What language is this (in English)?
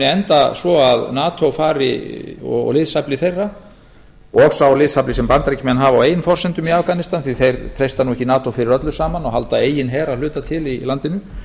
Icelandic